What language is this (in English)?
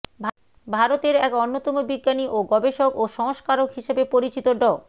Bangla